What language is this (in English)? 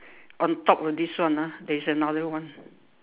English